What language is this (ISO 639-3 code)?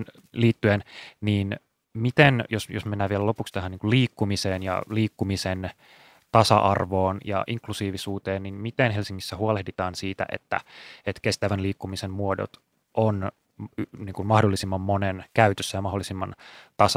fin